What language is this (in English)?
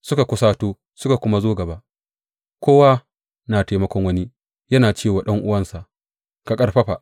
Hausa